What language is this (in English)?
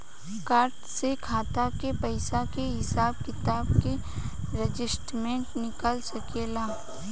Bhojpuri